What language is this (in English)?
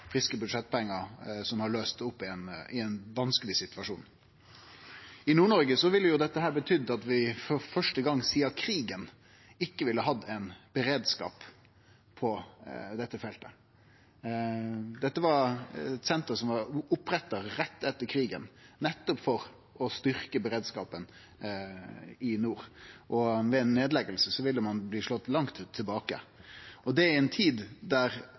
Norwegian Nynorsk